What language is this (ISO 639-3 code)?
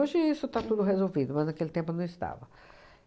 por